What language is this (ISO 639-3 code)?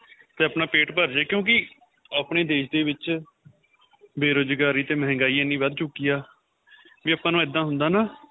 pan